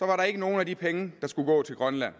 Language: Danish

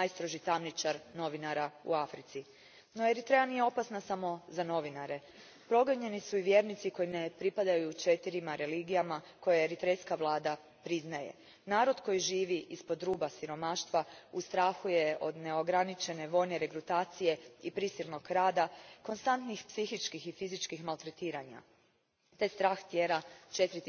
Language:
Croatian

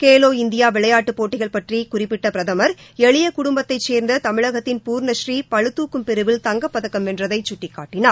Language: Tamil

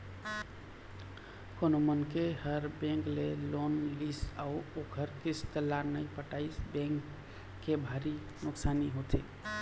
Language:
Chhattisgarhi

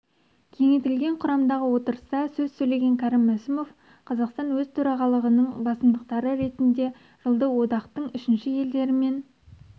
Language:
Kazakh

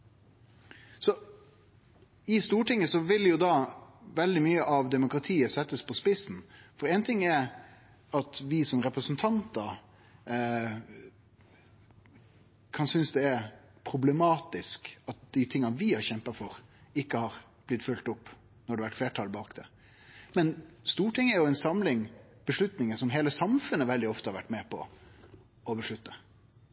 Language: Norwegian Nynorsk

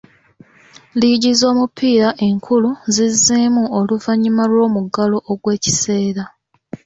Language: Ganda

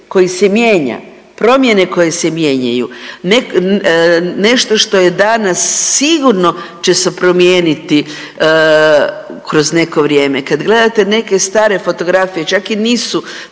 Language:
Croatian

